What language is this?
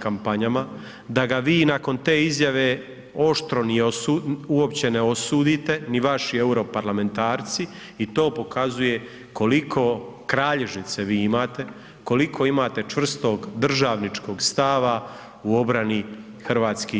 Croatian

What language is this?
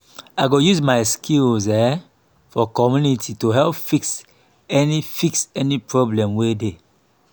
Nigerian Pidgin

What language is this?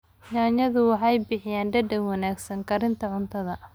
Somali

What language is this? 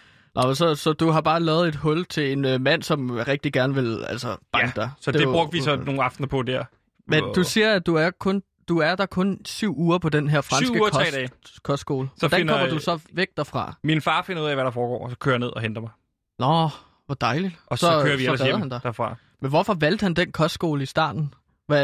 Danish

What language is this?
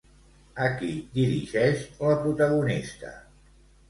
Catalan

